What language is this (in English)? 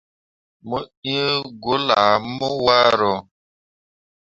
Mundang